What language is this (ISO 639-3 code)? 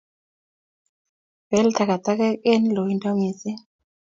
kln